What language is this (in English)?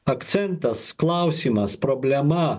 Lithuanian